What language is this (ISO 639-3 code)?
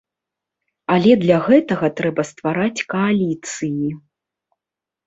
bel